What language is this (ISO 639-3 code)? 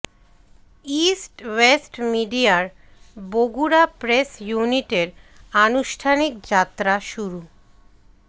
ben